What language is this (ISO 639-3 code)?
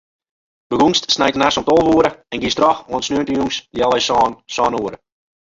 fry